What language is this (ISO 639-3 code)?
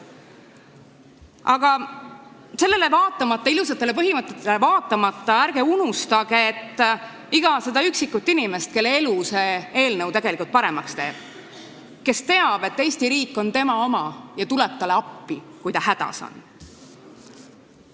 est